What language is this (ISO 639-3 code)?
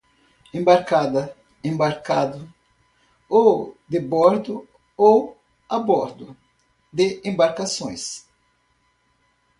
por